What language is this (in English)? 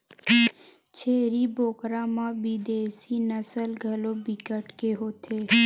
Chhattisgarhi